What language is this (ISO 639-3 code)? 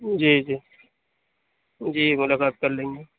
urd